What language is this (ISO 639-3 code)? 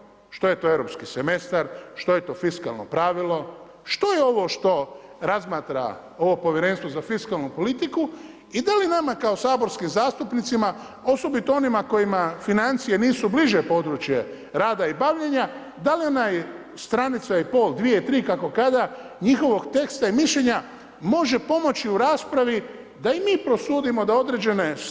hrv